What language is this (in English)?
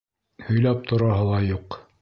Bashkir